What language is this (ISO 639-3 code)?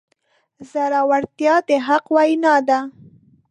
pus